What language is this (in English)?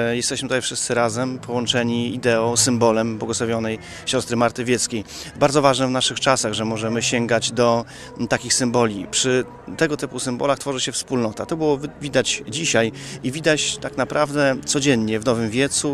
Polish